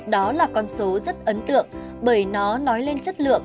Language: Vietnamese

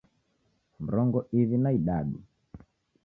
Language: Taita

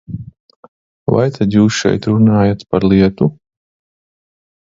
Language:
Latvian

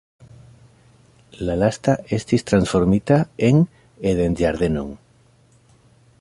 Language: Esperanto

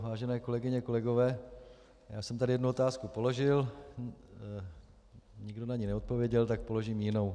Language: Czech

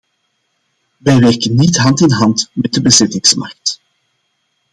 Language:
Dutch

